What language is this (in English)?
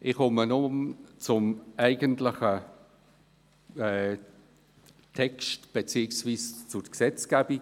Swiss German